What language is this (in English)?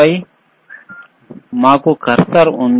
Telugu